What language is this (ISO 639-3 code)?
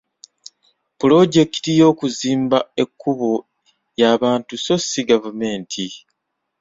lug